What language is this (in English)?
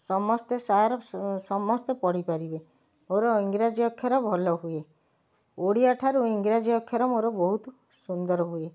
Odia